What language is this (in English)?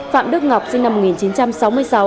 Vietnamese